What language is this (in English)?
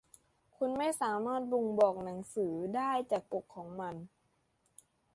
Thai